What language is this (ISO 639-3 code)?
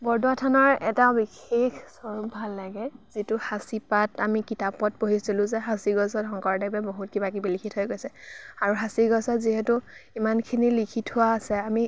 asm